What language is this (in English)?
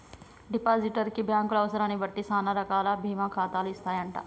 Telugu